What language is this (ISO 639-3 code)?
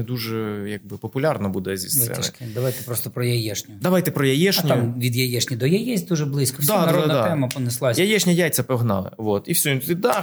ukr